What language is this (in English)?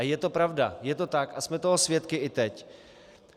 Czech